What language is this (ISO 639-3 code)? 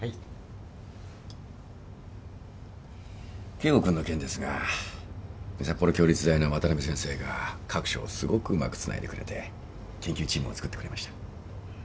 jpn